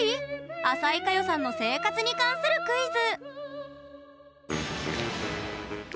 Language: Japanese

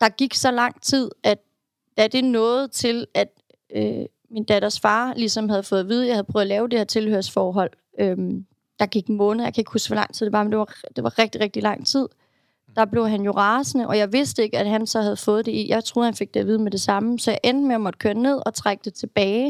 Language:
Danish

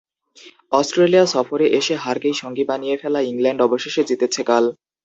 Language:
Bangla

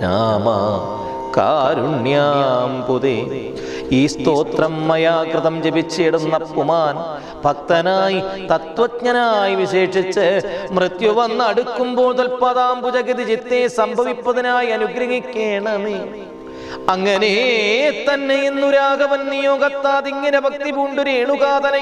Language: Malayalam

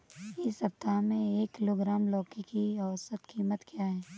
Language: Hindi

